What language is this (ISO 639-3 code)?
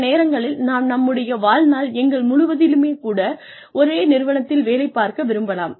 tam